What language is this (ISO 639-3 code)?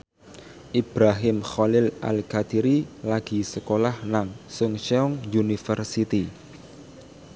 jav